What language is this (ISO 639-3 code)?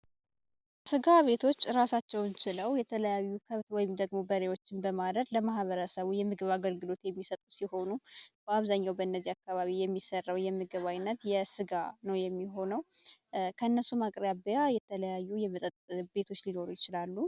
amh